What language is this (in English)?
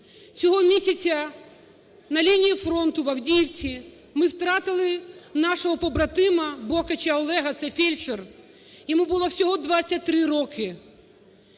Ukrainian